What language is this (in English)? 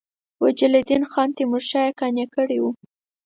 Pashto